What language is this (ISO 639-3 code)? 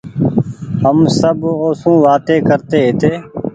gig